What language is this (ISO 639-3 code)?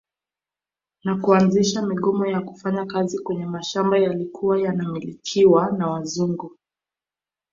swa